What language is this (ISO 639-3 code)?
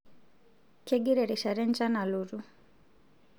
mas